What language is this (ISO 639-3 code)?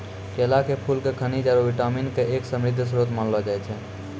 mai